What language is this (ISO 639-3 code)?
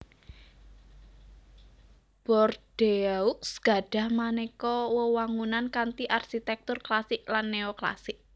jav